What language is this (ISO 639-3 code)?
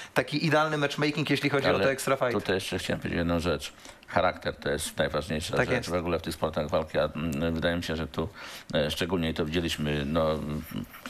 pol